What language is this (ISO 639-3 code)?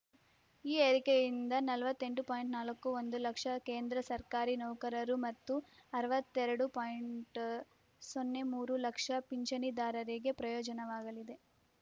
kan